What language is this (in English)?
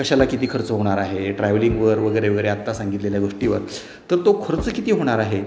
Marathi